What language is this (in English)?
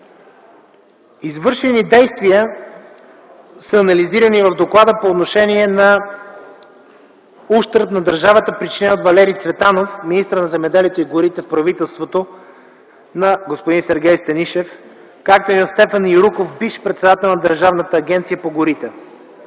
Bulgarian